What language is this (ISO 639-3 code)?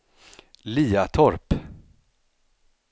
swe